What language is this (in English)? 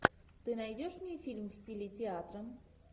Russian